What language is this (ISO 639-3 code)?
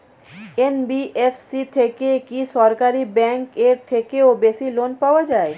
ben